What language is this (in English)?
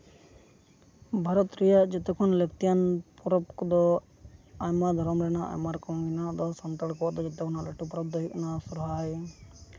Santali